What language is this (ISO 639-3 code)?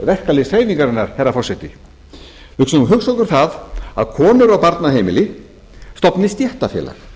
isl